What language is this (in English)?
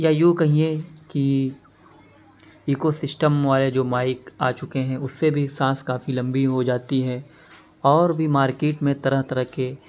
Urdu